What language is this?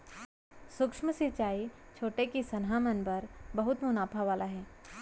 Chhattisgarhi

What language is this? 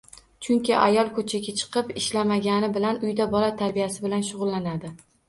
Uzbek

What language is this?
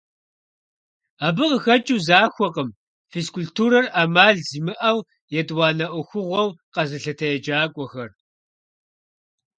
Kabardian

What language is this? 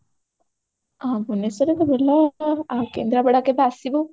Odia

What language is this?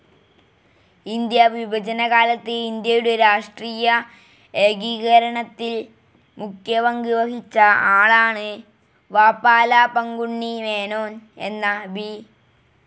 Malayalam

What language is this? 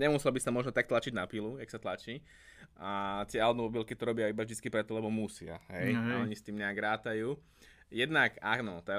Slovak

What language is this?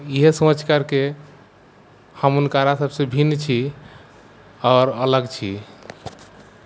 Maithili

